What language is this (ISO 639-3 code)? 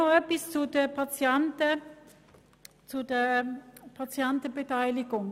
gsw